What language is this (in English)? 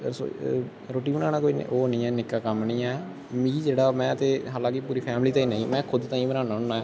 Dogri